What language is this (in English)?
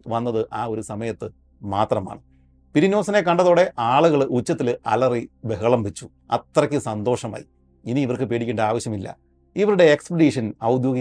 Malayalam